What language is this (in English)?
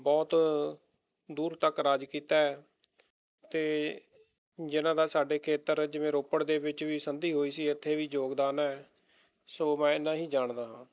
Punjabi